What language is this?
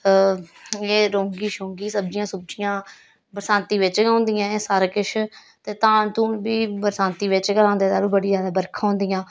Dogri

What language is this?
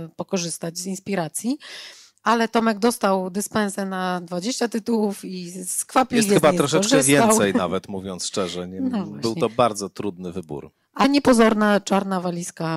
Polish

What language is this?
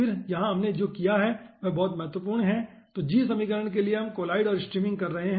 Hindi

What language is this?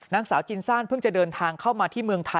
Thai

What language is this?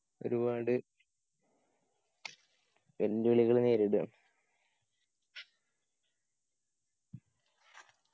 Malayalam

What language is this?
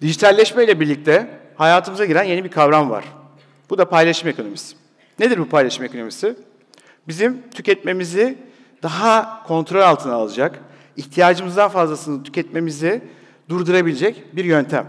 Turkish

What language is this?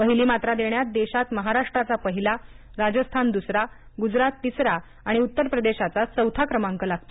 Marathi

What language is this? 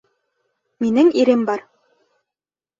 Bashkir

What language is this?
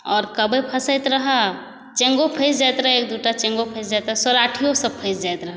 Maithili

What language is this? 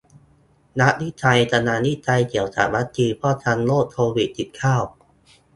Thai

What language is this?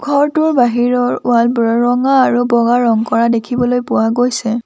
Assamese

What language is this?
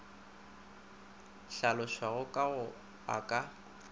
Northern Sotho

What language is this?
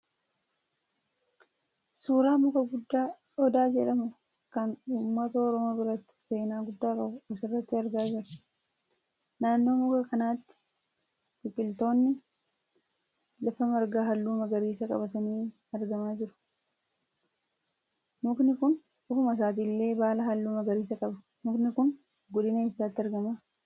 Oromo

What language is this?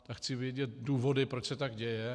Czech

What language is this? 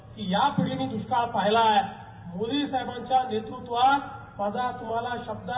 Marathi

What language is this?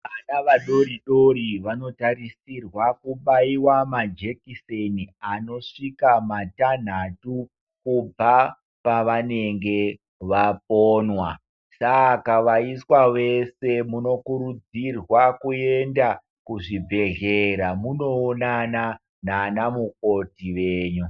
Ndau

